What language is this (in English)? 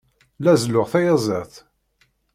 Kabyle